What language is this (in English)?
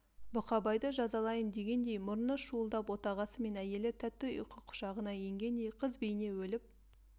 Kazakh